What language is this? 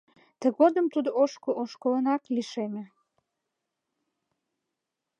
Mari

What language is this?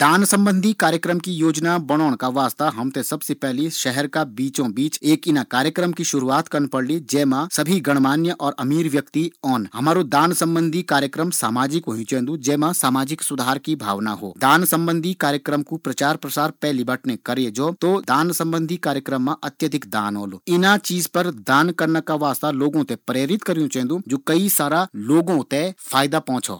Garhwali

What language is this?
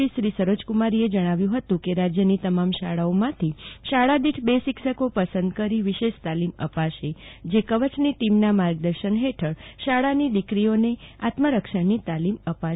Gujarati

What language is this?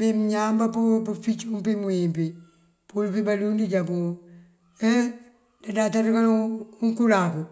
Mandjak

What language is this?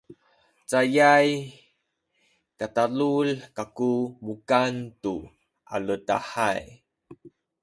Sakizaya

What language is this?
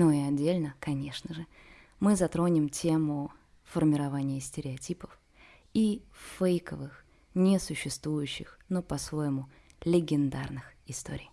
Russian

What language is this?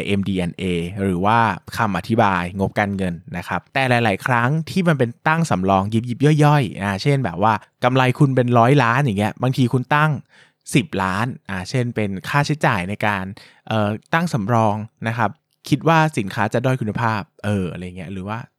Thai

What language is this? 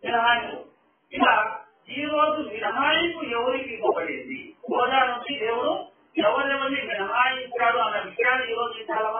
Arabic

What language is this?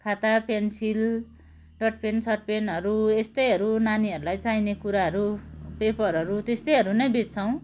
Nepali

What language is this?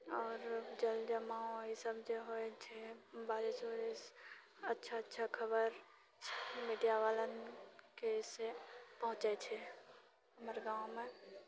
Maithili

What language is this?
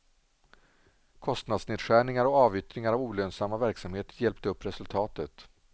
Swedish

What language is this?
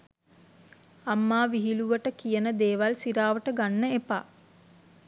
Sinhala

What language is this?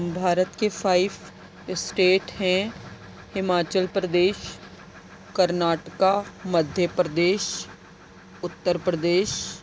Urdu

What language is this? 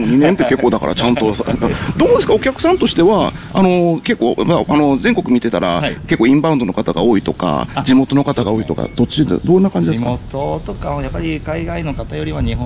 Japanese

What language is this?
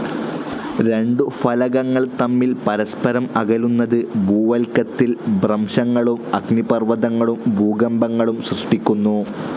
Malayalam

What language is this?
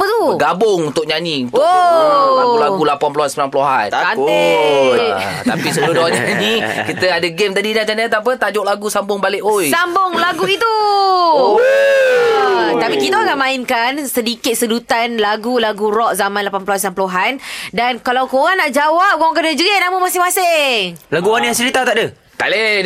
Malay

